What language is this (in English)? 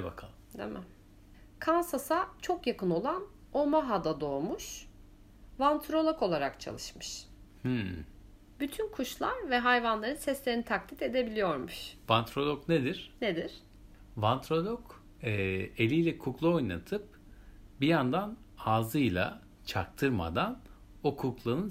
Turkish